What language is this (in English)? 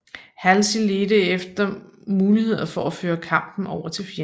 Danish